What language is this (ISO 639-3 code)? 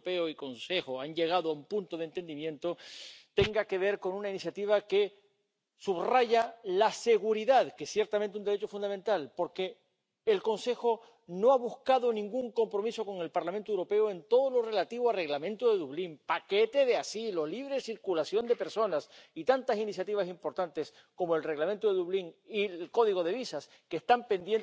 spa